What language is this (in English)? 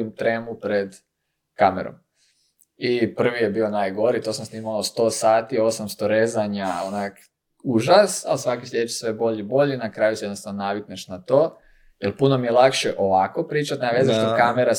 Croatian